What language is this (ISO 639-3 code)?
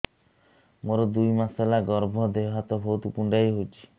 ori